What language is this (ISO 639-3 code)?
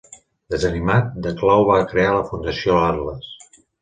cat